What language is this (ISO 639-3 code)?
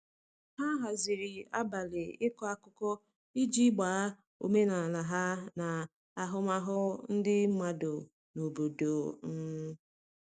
ibo